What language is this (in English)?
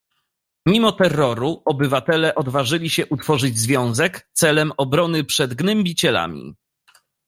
Polish